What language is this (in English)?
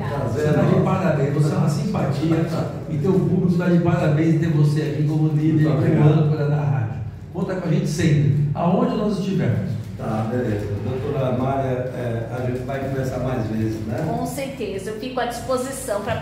Portuguese